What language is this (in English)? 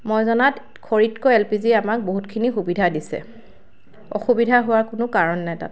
Assamese